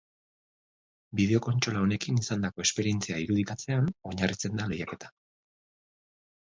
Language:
Basque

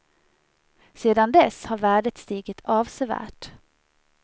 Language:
Swedish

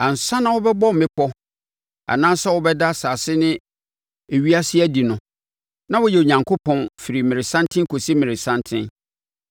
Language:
Akan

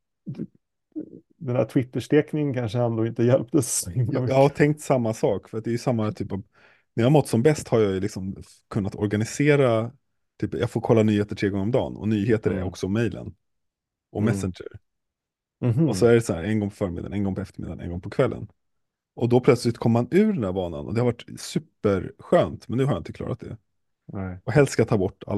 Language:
Swedish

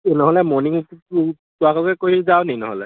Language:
Assamese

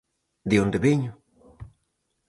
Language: Galician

